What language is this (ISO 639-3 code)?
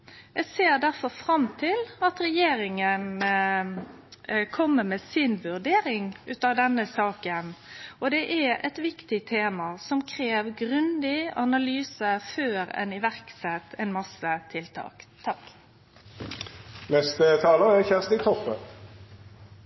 nno